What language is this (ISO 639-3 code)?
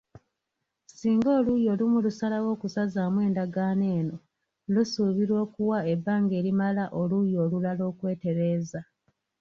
lug